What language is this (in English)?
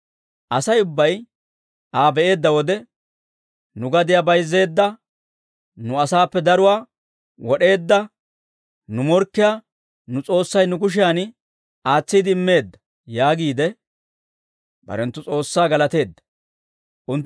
Dawro